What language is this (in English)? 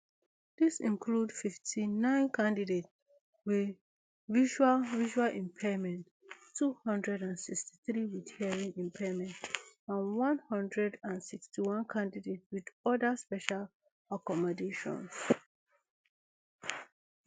Nigerian Pidgin